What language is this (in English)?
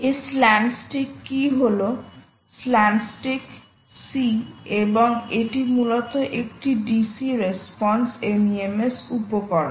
Bangla